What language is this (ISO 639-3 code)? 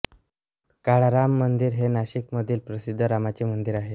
mar